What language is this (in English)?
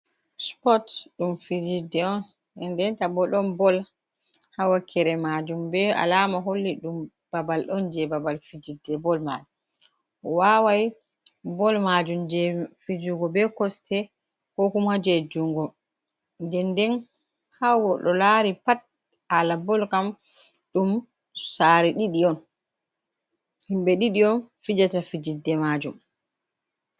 Fula